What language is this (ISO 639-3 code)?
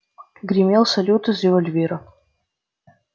rus